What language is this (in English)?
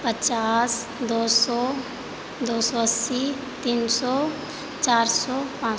Maithili